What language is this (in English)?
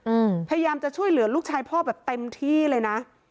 Thai